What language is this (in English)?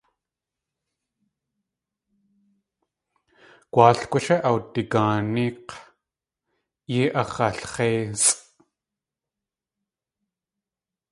Tlingit